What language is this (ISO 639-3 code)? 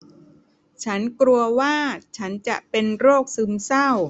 tha